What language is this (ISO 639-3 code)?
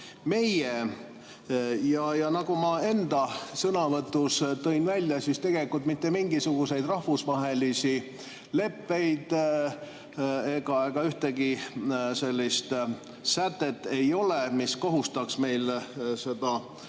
est